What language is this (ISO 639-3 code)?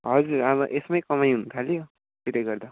nep